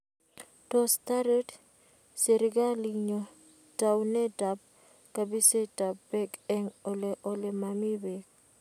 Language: Kalenjin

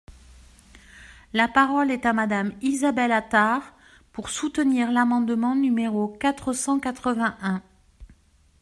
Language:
French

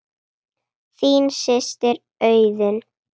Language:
Icelandic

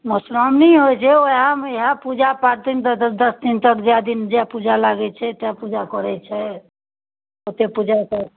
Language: Maithili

